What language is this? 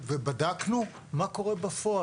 Hebrew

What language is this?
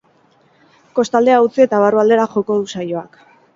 Basque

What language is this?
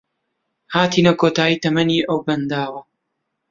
Central Kurdish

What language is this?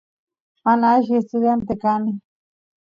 Santiago del Estero Quichua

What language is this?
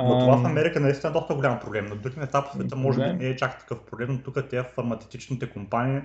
Bulgarian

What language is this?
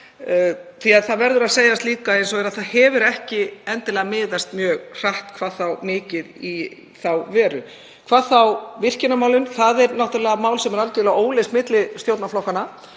Icelandic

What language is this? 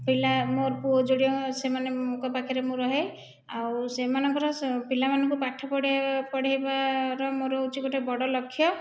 Odia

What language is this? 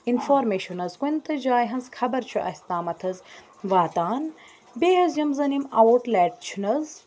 Kashmiri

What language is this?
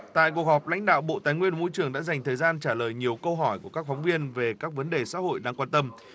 Vietnamese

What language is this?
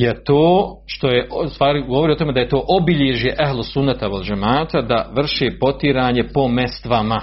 Croatian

